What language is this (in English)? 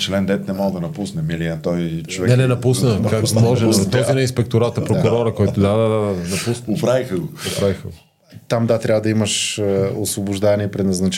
Bulgarian